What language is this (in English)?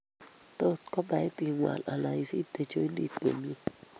Kalenjin